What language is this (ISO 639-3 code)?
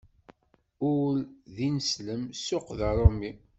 kab